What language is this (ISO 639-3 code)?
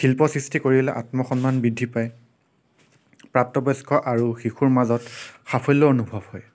asm